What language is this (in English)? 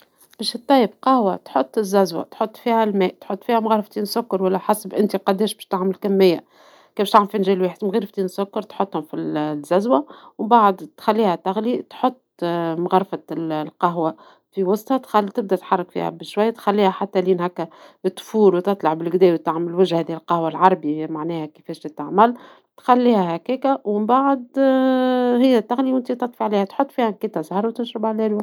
Tunisian Arabic